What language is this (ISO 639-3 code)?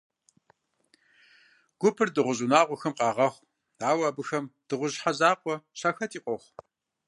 kbd